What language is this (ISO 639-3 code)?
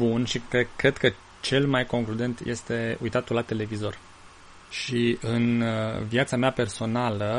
ron